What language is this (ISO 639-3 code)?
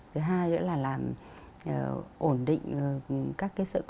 vie